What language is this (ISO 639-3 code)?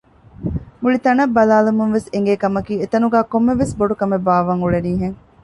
div